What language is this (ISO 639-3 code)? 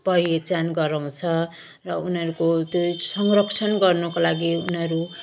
nep